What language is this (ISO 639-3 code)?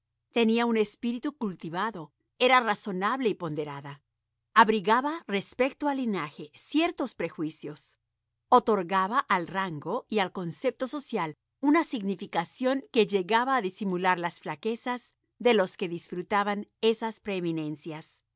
spa